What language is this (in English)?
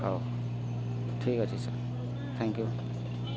Odia